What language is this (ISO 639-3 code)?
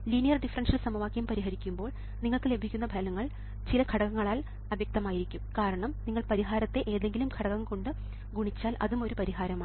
mal